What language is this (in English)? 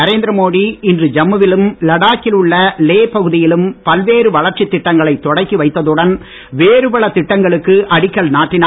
Tamil